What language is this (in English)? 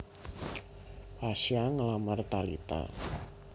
Javanese